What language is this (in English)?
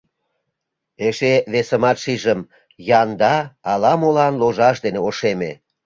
Mari